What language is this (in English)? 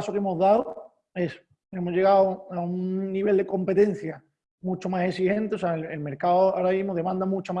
Spanish